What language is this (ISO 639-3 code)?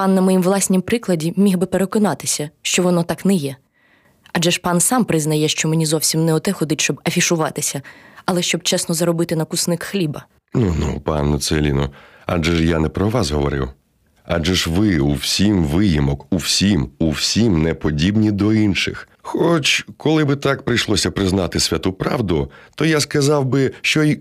ukr